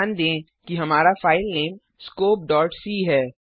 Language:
Hindi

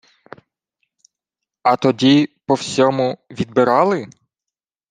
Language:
Ukrainian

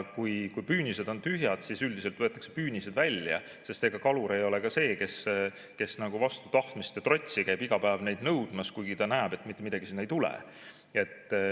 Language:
Estonian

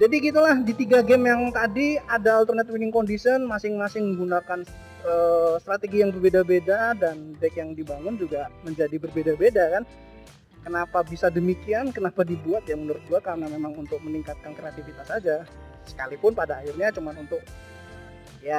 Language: Indonesian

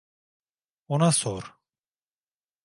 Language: Turkish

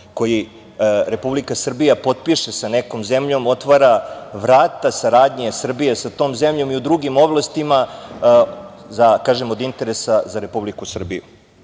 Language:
Serbian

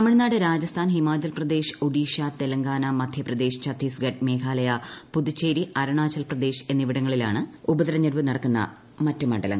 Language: Malayalam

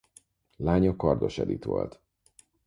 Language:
Hungarian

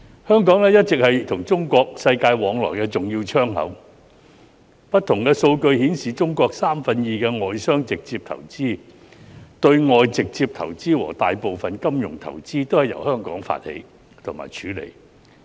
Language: Cantonese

